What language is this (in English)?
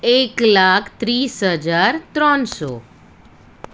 Gujarati